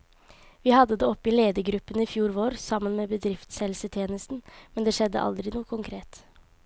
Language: Norwegian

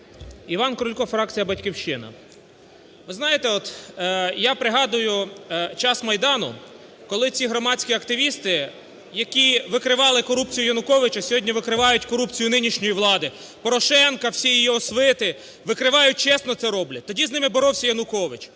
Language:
Ukrainian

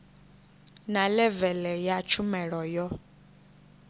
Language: Venda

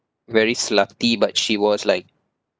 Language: English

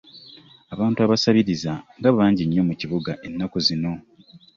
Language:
Ganda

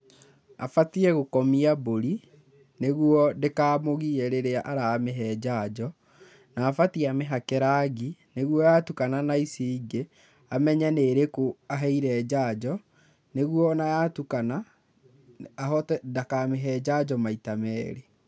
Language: Kikuyu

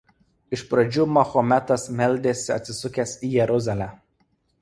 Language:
Lithuanian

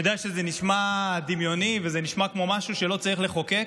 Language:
Hebrew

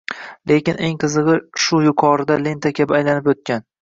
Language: Uzbek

